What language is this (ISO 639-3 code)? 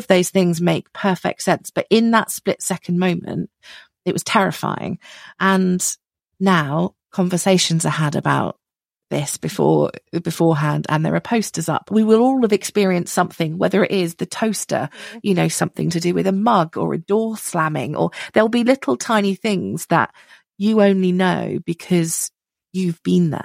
eng